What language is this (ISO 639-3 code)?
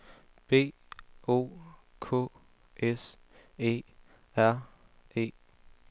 dan